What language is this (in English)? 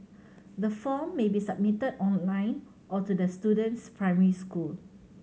English